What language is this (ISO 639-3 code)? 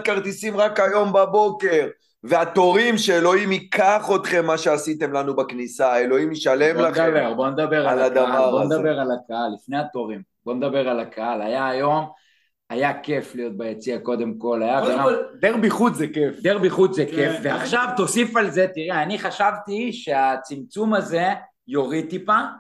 heb